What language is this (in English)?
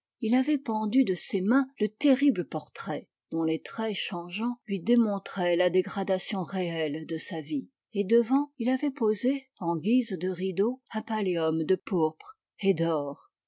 French